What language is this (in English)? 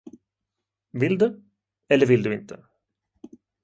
Swedish